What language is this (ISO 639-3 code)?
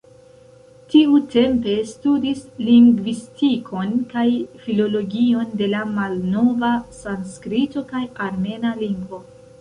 epo